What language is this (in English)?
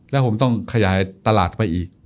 Thai